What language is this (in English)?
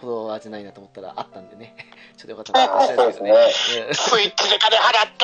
Japanese